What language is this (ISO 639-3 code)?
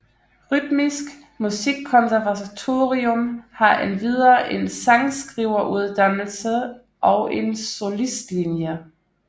dan